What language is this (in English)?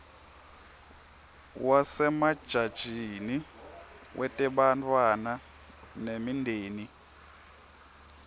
Swati